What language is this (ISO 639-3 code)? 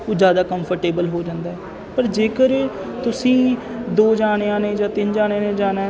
pan